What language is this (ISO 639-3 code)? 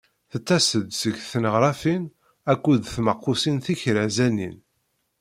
kab